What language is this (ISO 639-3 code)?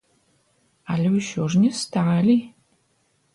bel